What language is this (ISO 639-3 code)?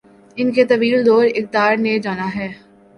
urd